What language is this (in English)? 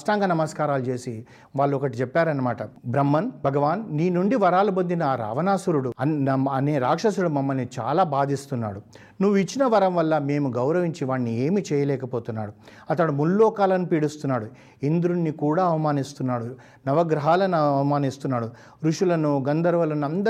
Telugu